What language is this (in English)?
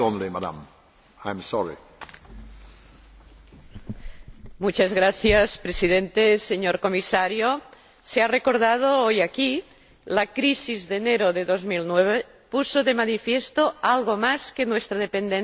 Spanish